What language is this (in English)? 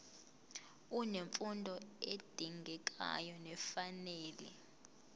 Zulu